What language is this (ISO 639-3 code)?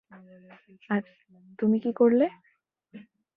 ben